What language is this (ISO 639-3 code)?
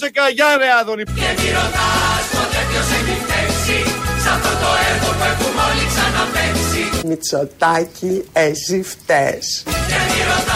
ell